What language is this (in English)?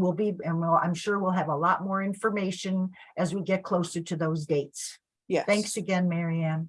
English